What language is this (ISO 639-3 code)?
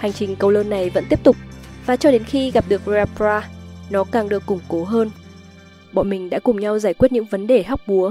vie